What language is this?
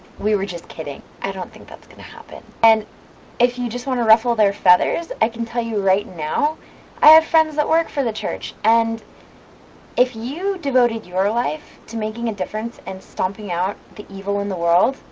English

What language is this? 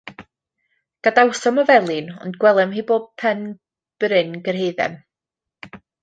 Welsh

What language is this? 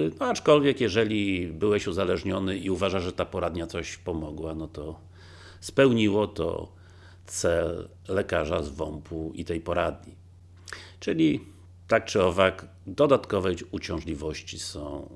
Polish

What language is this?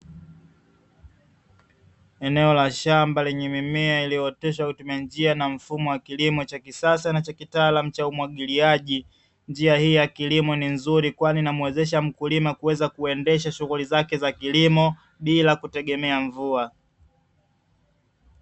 Swahili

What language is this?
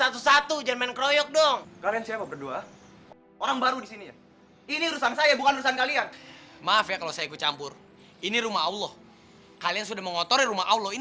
Indonesian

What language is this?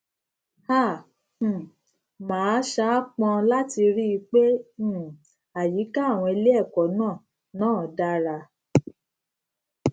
Yoruba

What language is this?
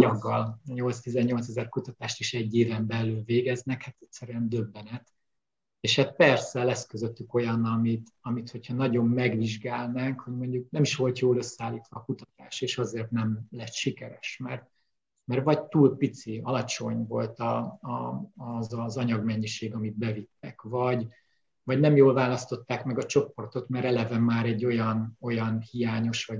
Hungarian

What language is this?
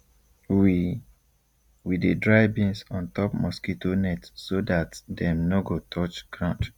Nigerian Pidgin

